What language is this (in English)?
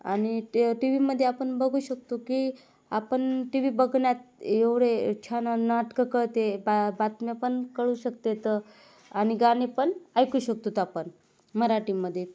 Marathi